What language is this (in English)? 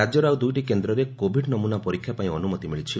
Odia